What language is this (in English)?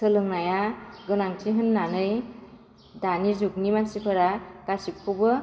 Bodo